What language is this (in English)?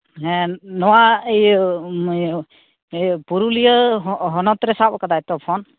Santali